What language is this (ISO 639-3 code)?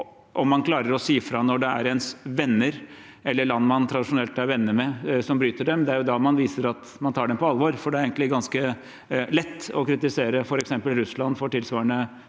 nor